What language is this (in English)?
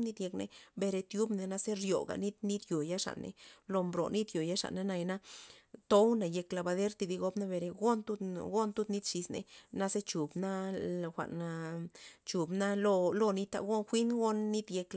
Loxicha Zapotec